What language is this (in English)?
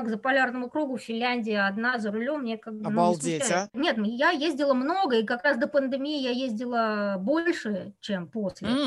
Russian